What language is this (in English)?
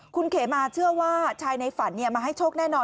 Thai